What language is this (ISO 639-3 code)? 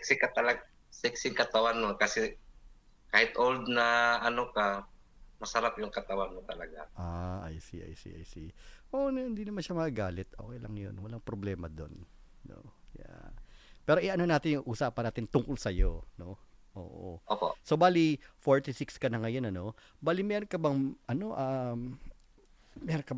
fil